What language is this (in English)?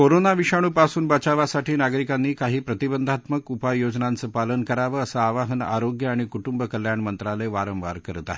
Marathi